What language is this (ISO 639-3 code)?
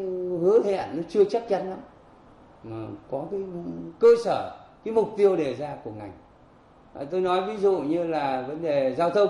vie